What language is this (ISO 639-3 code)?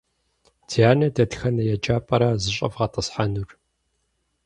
kbd